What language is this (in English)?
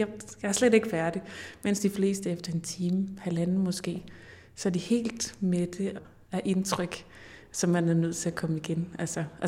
Danish